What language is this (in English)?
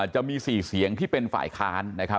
Thai